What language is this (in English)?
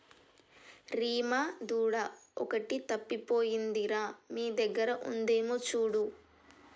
Telugu